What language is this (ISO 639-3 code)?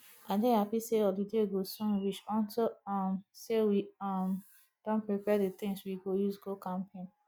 pcm